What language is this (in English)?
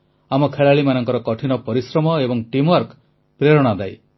Odia